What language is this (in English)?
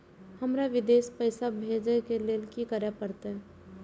Maithili